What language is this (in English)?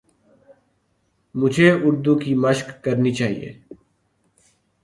Urdu